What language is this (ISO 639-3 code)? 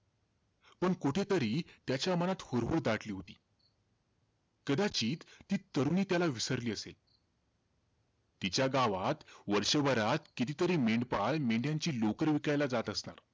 mar